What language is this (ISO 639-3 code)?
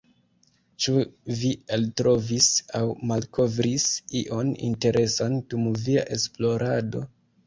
epo